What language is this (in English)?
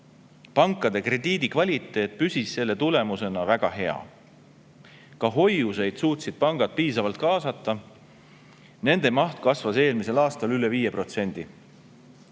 Estonian